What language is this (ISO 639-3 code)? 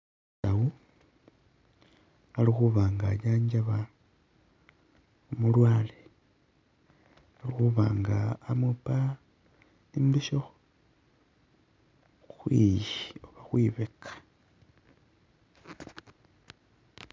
myx